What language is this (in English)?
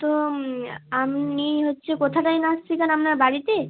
Bangla